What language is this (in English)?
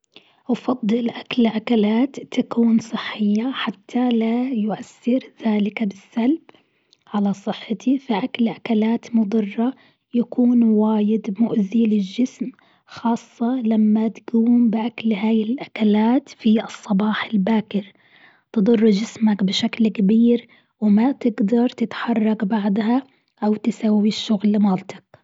Gulf Arabic